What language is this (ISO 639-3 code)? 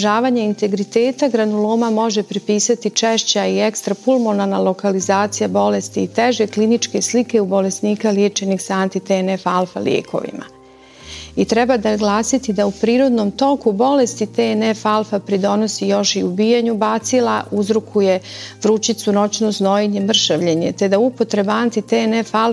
hrv